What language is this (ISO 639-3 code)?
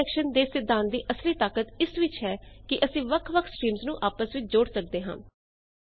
pan